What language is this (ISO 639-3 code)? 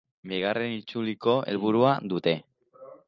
eus